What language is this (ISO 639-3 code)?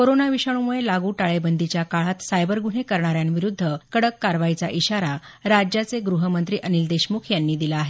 mar